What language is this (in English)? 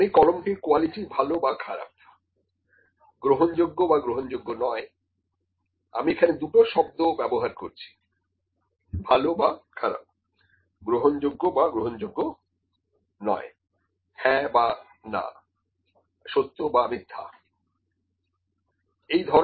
Bangla